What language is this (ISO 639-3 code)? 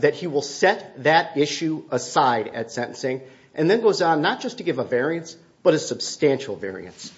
eng